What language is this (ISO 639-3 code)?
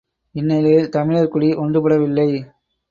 tam